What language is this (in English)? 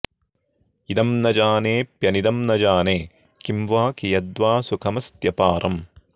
Sanskrit